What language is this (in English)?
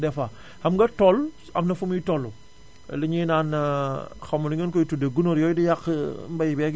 Wolof